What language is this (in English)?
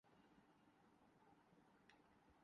Urdu